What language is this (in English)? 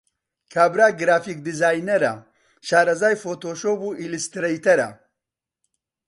Central Kurdish